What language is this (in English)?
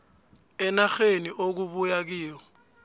South Ndebele